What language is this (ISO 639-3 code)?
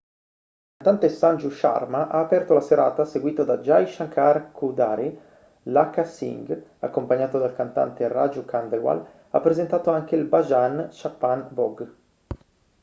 ita